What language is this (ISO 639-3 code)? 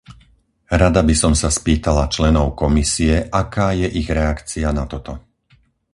slk